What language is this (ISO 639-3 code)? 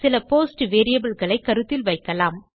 tam